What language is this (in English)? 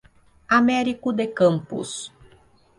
Portuguese